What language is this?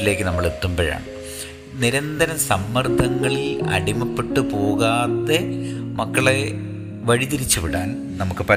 Malayalam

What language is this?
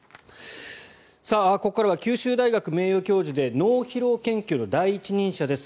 Japanese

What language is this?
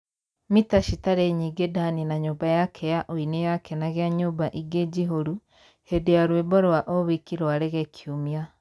Kikuyu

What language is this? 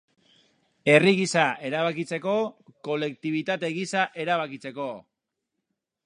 Basque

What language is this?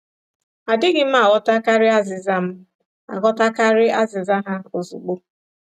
Igbo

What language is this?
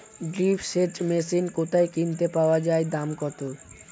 Bangla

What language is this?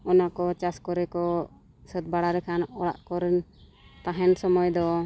Santali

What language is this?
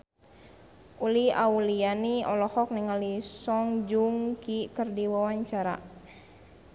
Sundanese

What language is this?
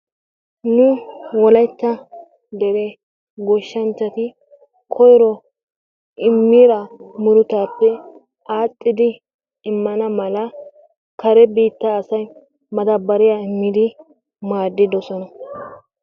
Wolaytta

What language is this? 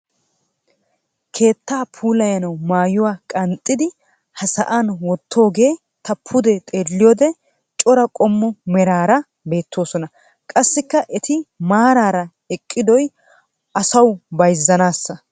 Wolaytta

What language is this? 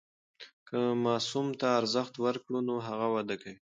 Pashto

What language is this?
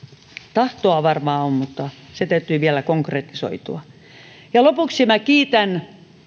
Finnish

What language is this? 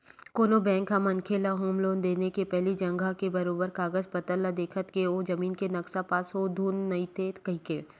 Chhattisgarhi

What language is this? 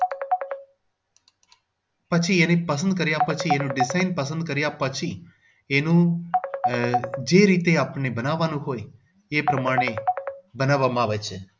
Gujarati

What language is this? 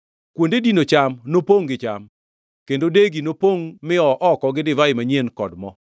Luo (Kenya and Tanzania)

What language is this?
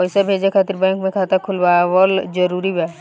Bhojpuri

